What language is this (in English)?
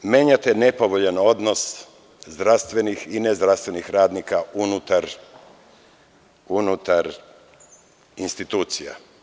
Serbian